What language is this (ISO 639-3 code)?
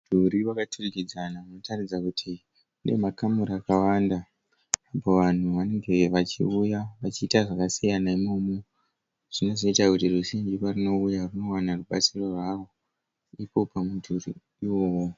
sna